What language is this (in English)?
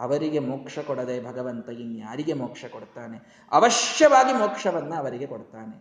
Kannada